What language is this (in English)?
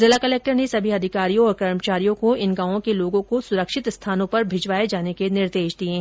Hindi